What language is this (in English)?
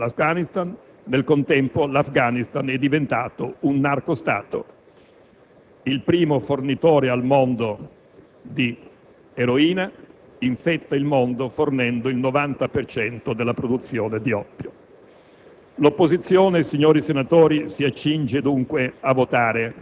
Italian